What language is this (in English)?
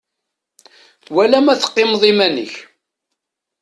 Kabyle